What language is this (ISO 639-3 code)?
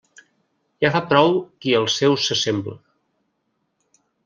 cat